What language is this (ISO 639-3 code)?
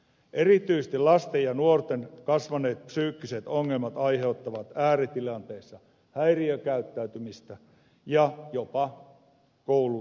fin